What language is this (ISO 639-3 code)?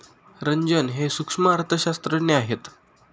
mar